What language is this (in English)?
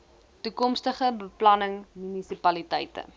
Afrikaans